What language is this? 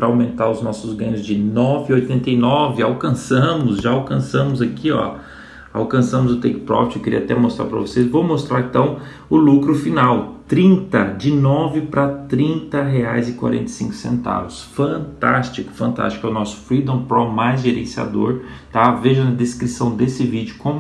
Portuguese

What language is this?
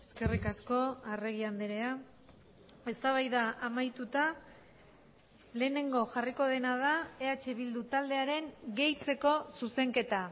Basque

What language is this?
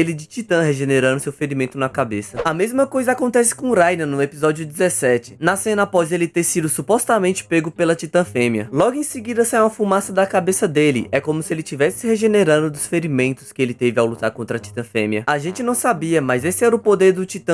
Portuguese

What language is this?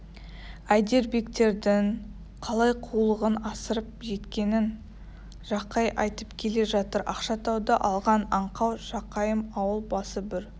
Kazakh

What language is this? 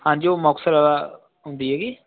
Punjabi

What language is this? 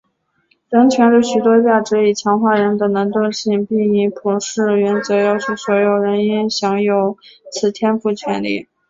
Chinese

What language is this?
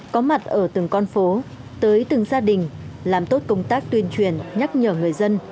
Vietnamese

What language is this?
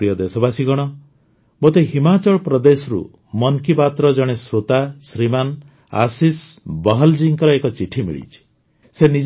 Odia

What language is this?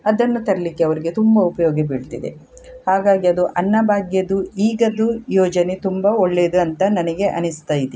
Kannada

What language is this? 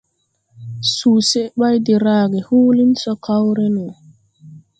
Tupuri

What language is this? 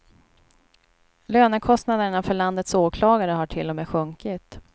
Swedish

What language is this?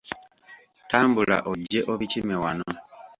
Ganda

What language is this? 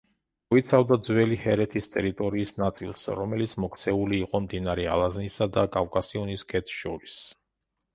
Georgian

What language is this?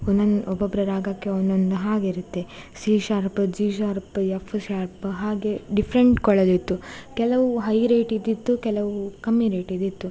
Kannada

